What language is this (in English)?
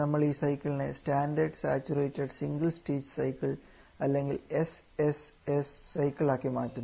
Malayalam